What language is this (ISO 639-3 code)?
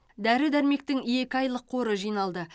kaz